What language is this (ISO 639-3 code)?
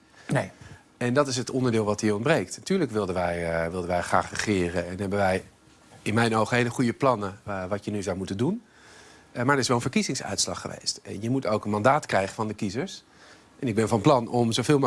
nld